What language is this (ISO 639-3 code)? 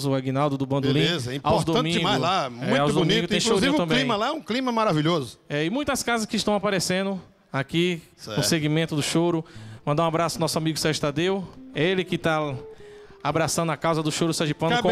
por